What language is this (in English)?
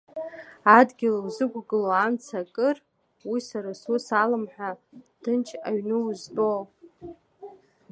Abkhazian